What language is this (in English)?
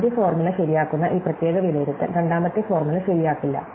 Malayalam